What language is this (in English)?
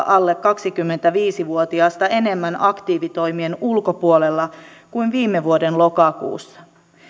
Finnish